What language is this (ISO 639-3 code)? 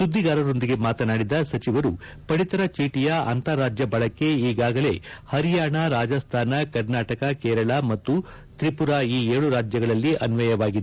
kan